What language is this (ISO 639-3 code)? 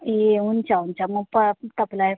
nep